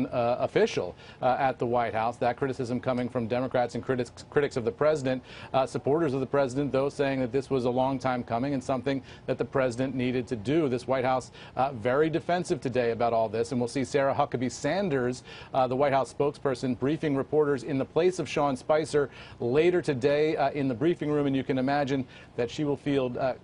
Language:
English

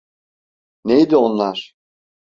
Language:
Turkish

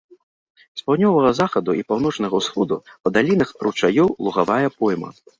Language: Belarusian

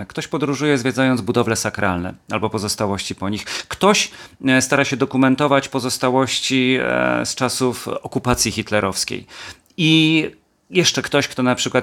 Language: Polish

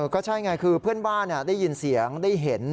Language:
Thai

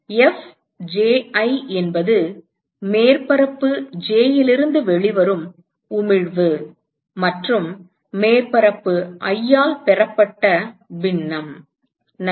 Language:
Tamil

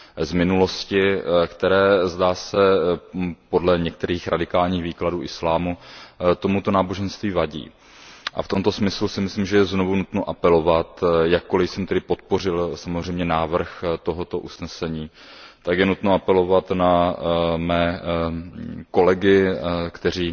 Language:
Czech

